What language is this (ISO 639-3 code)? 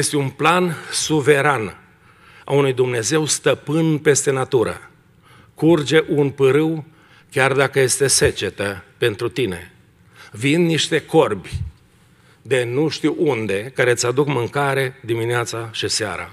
ron